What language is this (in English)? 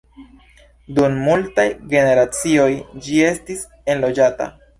Esperanto